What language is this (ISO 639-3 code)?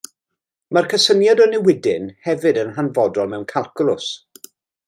cym